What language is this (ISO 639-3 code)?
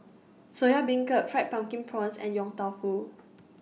eng